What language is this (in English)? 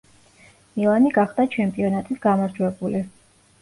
Georgian